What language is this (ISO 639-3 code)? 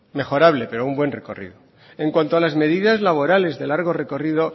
spa